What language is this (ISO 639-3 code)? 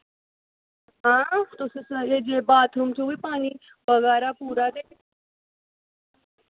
doi